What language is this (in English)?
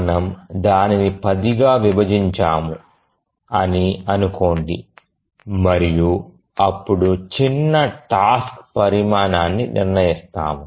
Telugu